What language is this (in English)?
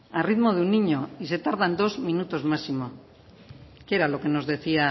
Spanish